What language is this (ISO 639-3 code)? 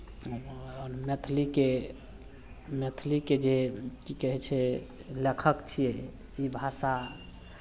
mai